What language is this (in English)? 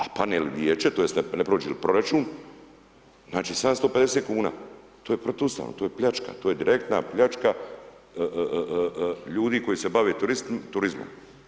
Croatian